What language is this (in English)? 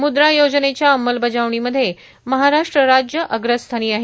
Marathi